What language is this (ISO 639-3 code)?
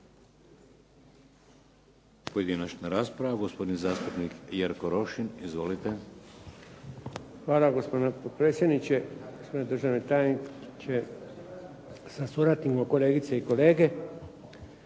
hrv